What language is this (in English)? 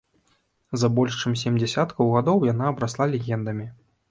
Belarusian